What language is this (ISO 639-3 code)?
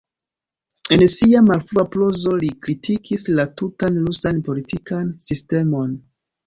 epo